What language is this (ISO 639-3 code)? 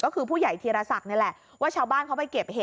tha